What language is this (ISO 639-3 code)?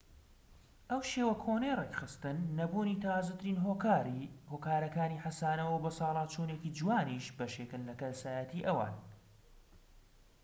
ckb